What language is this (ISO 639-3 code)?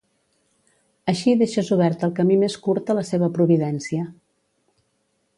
cat